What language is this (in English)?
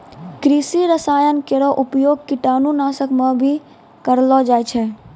Maithili